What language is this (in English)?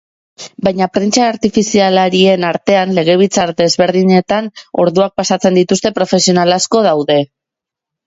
Basque